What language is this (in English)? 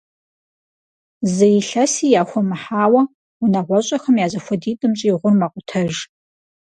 Kabardian